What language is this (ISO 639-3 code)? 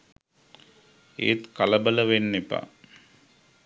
sin